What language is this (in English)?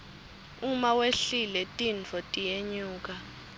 Swati